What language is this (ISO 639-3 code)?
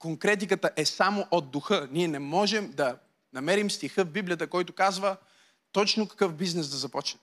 bul